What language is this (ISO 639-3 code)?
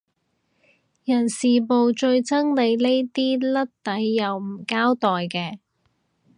yue